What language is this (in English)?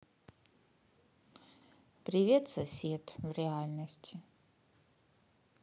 Russian